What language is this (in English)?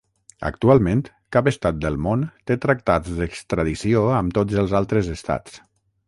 Catalan